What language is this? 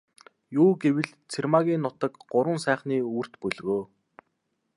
Mongolian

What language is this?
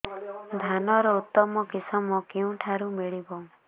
Odia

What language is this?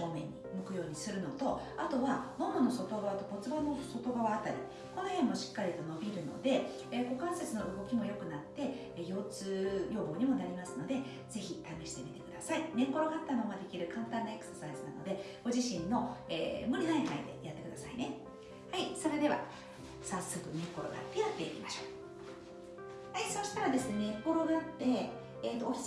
Japanese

